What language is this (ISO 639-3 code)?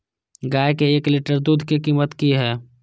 mai